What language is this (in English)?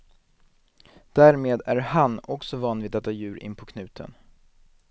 Swedish